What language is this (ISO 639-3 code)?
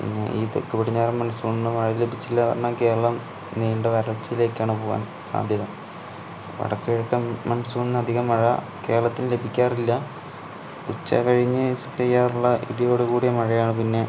mal